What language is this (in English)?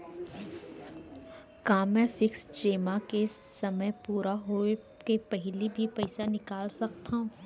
Chhattisgarhi